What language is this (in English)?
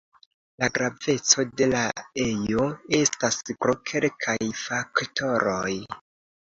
Esperanto